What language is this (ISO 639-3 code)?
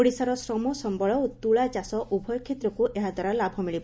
ori